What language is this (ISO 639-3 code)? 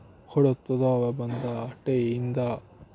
doi